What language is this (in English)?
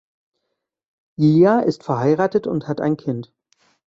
German